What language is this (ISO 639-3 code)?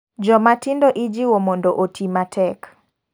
luo